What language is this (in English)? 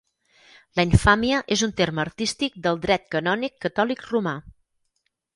Catalan